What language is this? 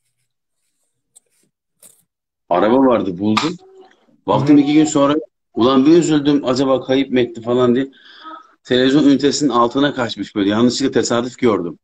Turkish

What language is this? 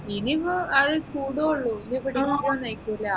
Malayalam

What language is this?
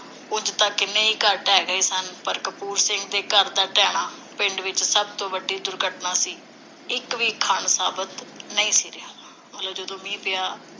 Punjabi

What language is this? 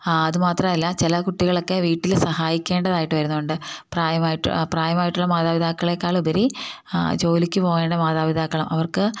Malayalam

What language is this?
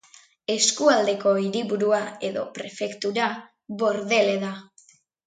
Basque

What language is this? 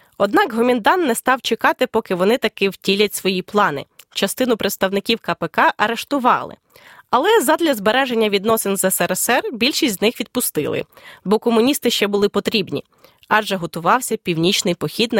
Ukrainian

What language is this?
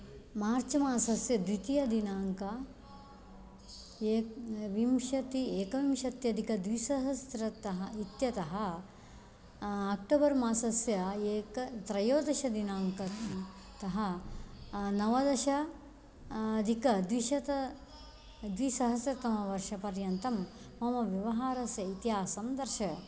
Sanskrit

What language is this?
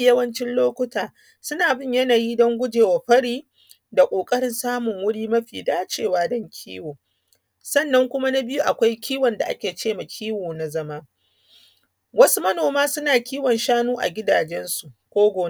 Hausa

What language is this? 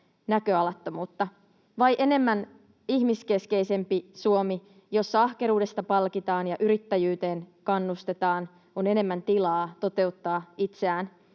Finnish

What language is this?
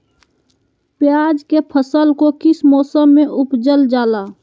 Magahi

